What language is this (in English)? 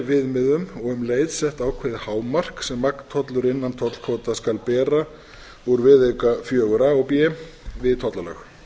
Icelandic